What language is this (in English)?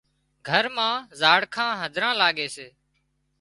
Wadiyara Koli